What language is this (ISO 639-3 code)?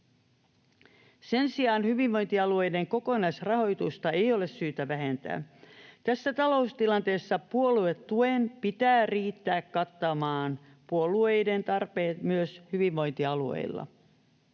fin